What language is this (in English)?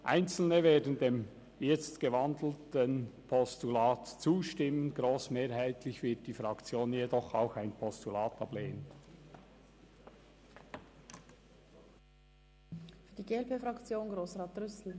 Swiss German